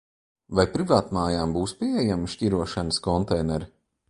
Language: Latvian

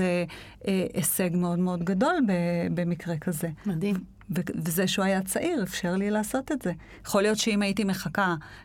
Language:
Hebrew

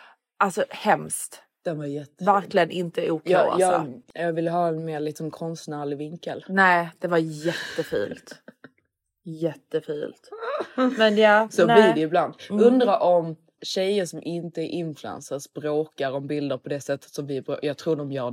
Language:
Swedish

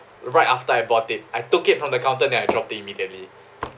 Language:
English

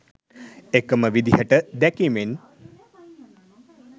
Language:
Sinhala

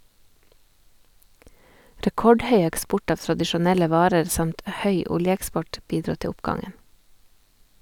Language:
Norwegian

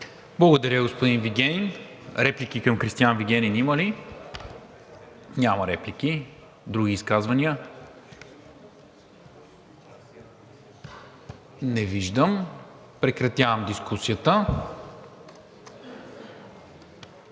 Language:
Bulgarian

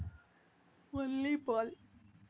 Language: Tamil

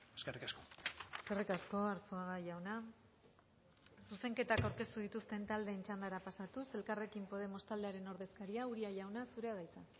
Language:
Basque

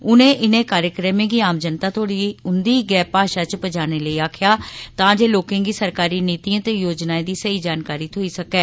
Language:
Dogri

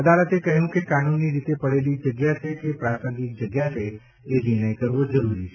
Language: Gujarati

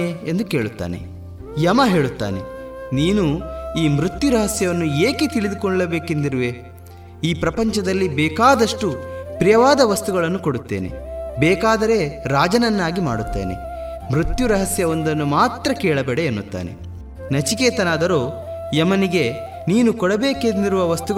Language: Kannada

